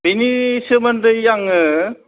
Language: Bodo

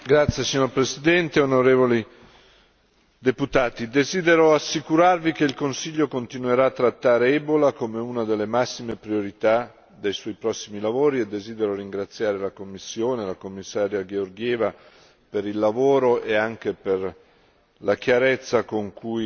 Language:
Italian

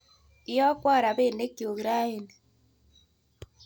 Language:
Kalenjin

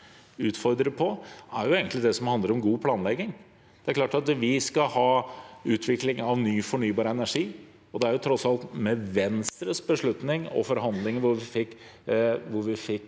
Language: Norwegian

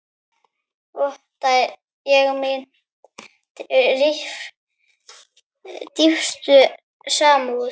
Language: Icelandic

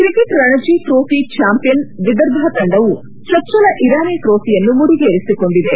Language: Kannada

